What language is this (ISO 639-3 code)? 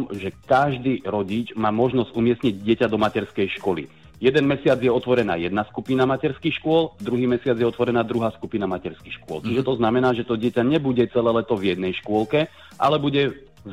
slk